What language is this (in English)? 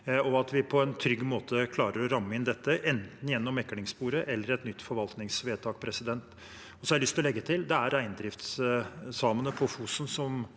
Norwegian